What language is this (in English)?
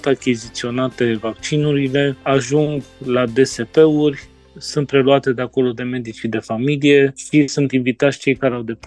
Romanian